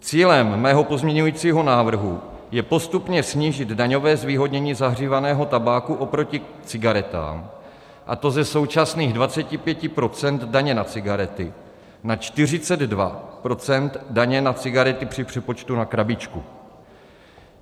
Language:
Czech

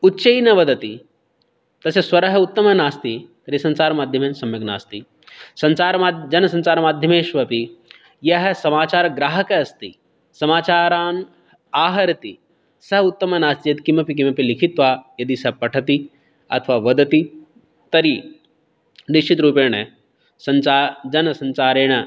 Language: Sanskrit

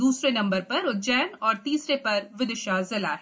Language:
Hindi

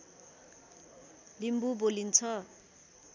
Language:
Nepali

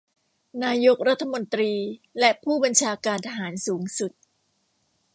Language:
Thai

